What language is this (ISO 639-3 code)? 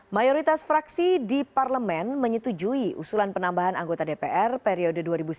ind